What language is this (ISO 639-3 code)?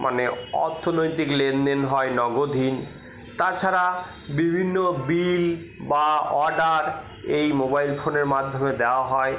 ben